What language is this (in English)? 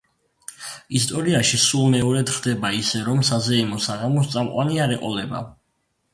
Georgian